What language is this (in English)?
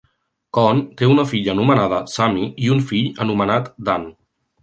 Catalan